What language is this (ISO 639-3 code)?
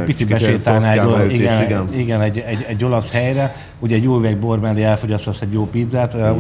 hun